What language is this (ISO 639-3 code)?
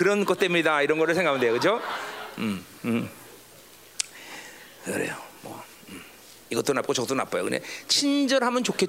kor